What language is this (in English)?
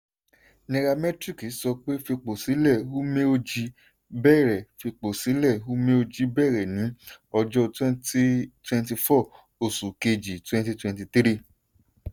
Yoruba